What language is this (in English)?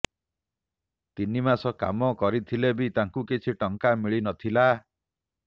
Odia